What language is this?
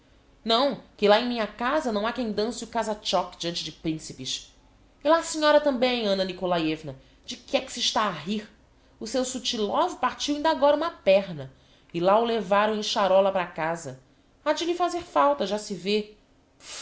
Portuguese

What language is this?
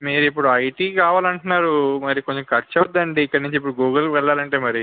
Telugu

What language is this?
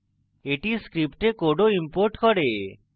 Bangla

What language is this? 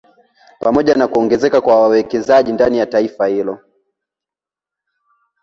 Swahili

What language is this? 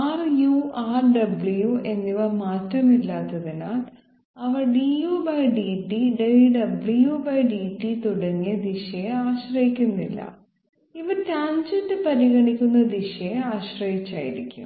Malayalam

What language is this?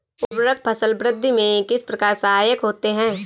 Hindi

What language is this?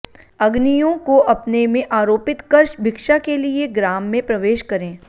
Sanskrit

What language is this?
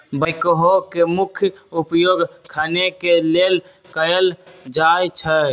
Magahi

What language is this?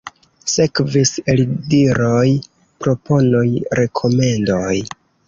Esperanto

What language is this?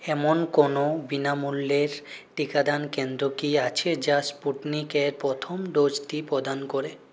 Bangla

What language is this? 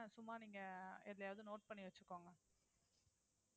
Tamil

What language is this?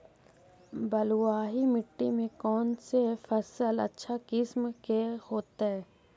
Magahi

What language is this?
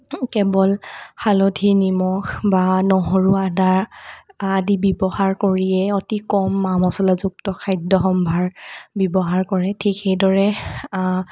Assamese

